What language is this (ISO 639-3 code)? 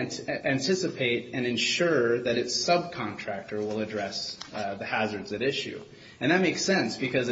eng